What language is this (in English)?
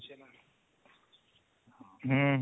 Odia